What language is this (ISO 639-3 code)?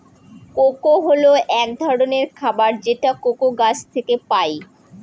ben